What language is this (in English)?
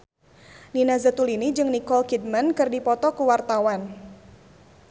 Sundanese